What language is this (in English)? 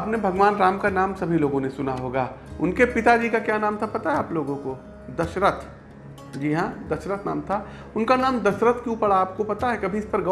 Hindi